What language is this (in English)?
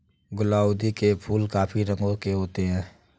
Hindi